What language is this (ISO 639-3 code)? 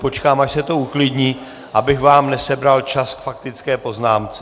ces